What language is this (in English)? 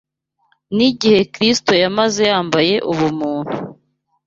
Kinyarwanda